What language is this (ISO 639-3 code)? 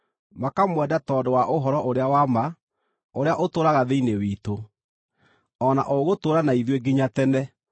kik